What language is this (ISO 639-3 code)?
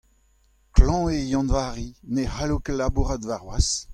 bre